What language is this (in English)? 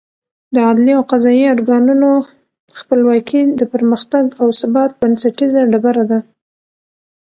Pashto